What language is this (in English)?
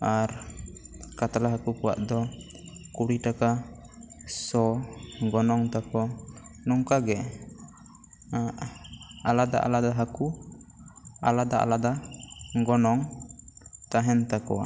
Santali